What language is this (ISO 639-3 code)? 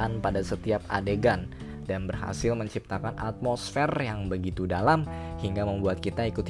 ind